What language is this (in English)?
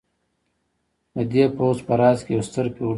Pashto